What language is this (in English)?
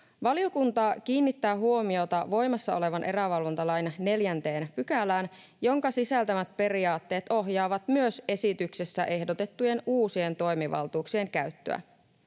Finnish